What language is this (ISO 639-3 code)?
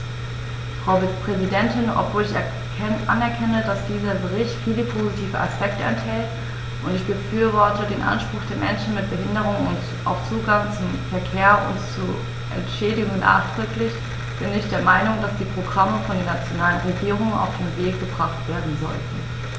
deu